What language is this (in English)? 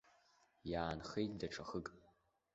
Abkhazian